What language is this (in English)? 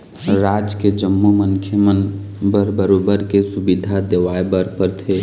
Chhattisgarhi